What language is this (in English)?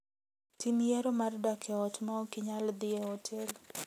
Luo (Kenya and Tanzania)